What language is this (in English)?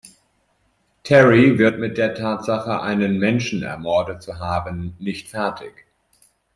German